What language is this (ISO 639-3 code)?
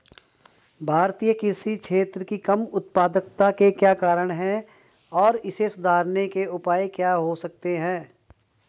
hin